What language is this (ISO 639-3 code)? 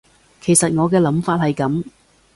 yue